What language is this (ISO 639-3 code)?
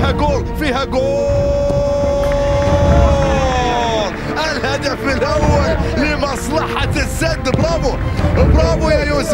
ara